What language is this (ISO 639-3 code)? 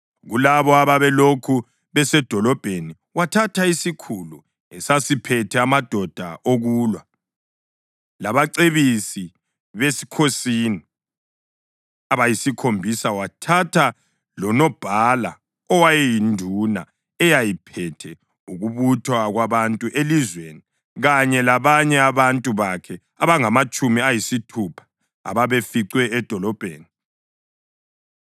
nde